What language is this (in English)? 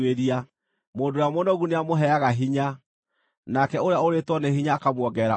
Kikuyu